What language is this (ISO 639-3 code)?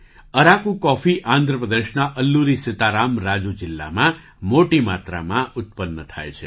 guj